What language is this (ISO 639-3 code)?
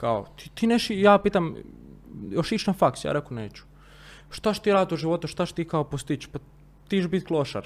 hrv